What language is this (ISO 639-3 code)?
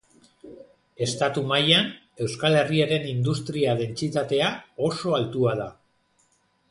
eus